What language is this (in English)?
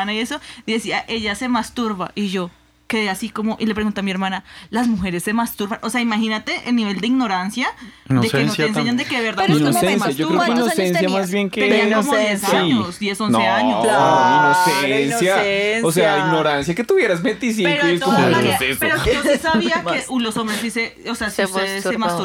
Spanish